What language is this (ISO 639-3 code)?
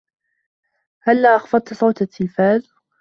ara